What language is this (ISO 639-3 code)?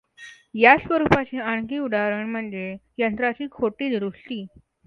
mar